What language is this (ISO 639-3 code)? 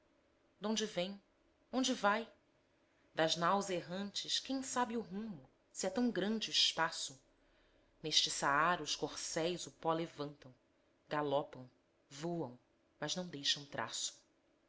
por